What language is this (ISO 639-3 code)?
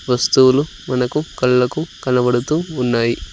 tel